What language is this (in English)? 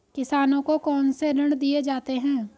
Hindi